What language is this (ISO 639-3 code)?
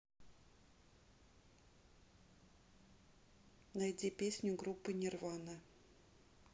rus